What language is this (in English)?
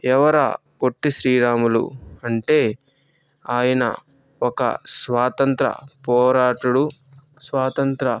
Telugu